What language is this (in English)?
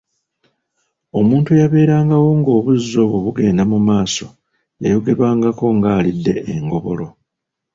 Ganda